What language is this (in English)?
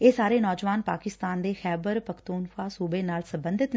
Punjabi